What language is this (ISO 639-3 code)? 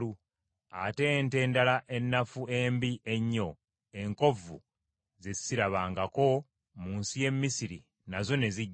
lug